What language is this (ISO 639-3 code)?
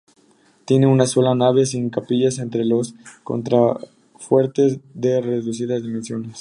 spa